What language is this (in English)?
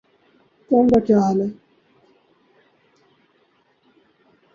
Urdu